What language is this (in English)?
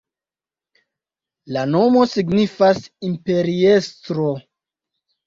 Esperanto